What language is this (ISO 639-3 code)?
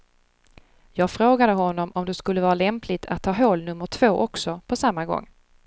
swe